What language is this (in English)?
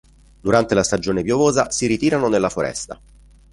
Italian